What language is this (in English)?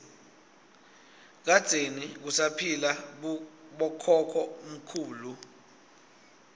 Swati